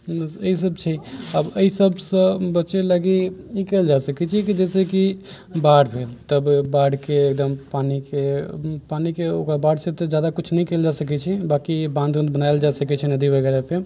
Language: Maithili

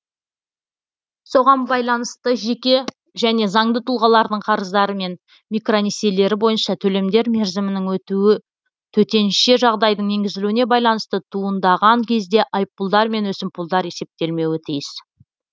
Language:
Kazakh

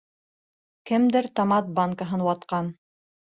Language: Bashkir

